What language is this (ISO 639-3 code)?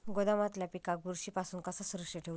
mar